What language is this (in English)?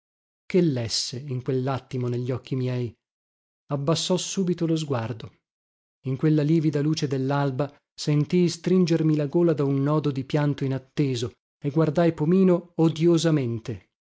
Italian